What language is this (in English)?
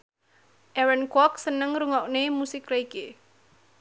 Javanese